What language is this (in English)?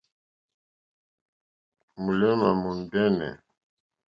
Mokpwe